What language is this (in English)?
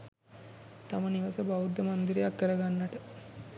Sinhala